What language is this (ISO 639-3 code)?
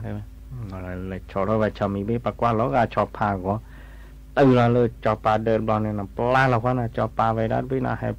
tha